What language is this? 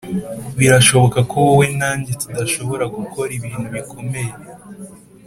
Kinyarwanda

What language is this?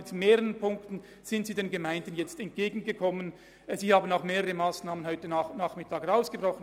Swiss German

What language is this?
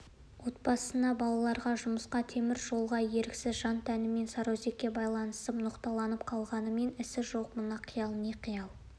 Kazakh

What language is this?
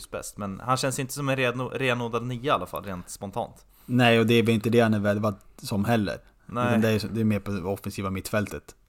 Swedish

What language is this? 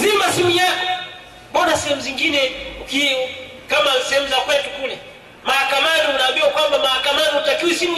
Swahili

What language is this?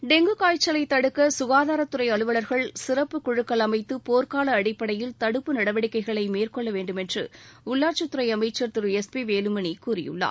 Tamil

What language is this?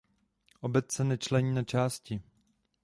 Czech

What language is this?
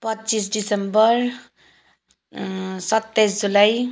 Nepali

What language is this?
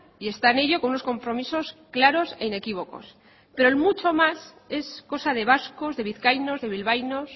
Spanish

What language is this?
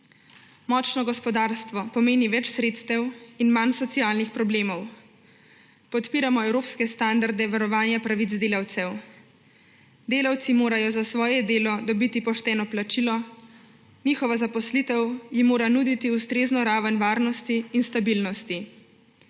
Slovenian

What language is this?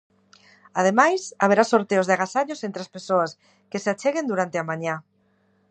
Galician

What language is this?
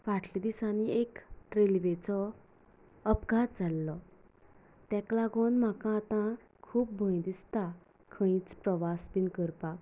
Konkani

